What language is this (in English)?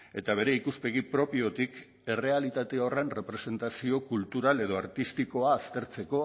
Basque